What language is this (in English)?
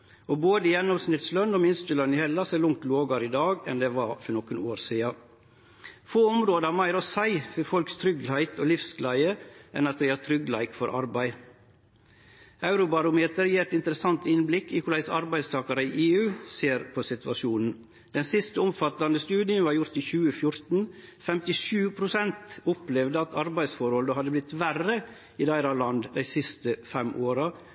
Norwegian Nynorsk